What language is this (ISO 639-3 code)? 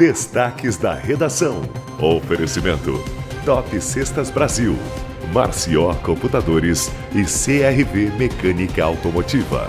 por